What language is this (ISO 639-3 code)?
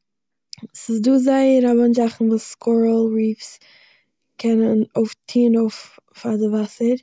yid